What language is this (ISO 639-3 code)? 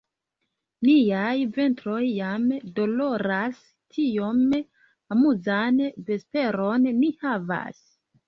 epo